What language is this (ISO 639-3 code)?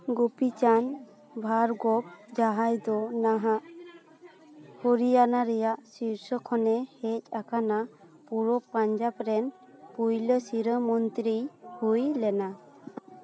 sat